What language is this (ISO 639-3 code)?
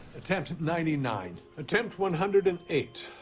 eng